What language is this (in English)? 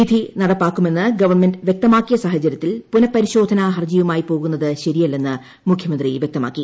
Malayalam